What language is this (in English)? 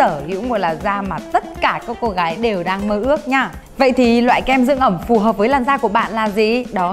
Vietnamese